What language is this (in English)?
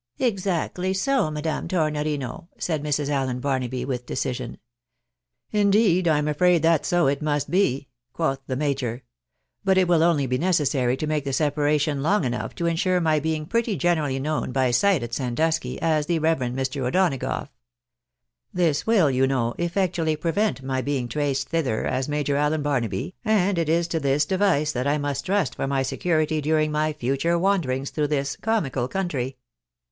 English